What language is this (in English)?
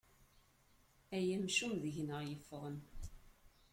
Kabyle